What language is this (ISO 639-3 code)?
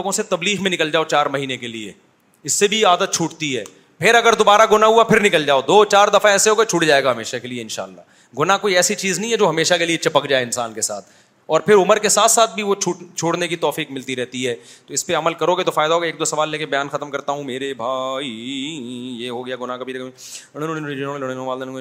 urd